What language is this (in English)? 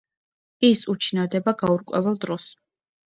Georgian